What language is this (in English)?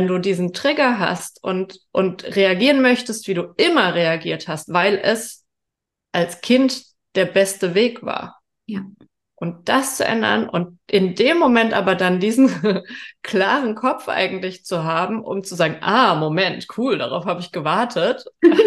German